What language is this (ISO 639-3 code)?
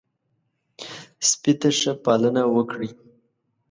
pus